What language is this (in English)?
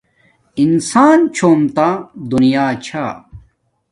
Domaaki